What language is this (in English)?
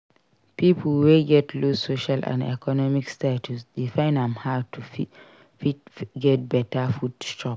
Nigerian Pidgin